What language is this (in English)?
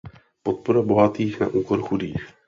Czech